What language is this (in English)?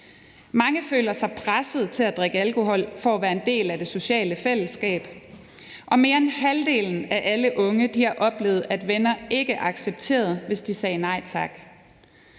Danish